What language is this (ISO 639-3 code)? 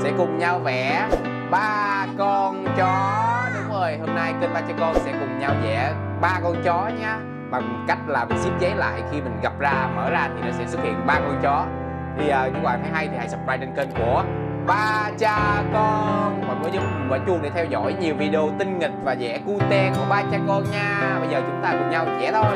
vie